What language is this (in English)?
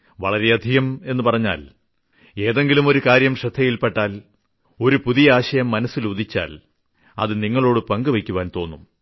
Malayalam